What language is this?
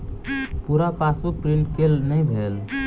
Maithili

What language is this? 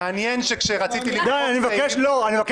Hebrew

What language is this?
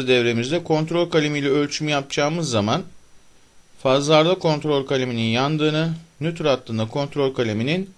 Turkish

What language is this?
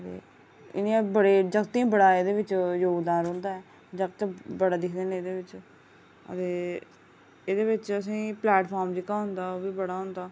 Dogri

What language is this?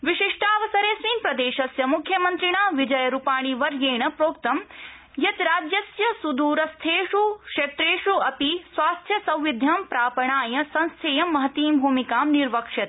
Sanskrit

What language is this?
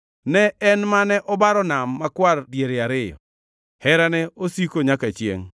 Luo (Kenya and Tanzania)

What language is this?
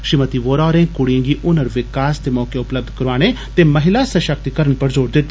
Dogri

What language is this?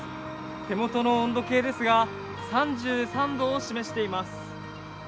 Japanese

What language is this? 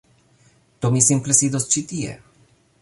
Esperanto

